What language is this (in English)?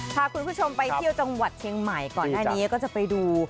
Thai